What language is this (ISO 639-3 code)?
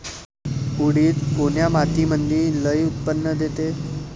mar